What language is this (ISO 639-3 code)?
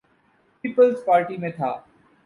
urd